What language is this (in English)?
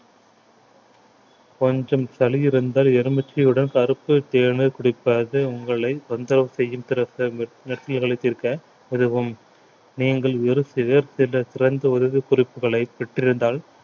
Tamil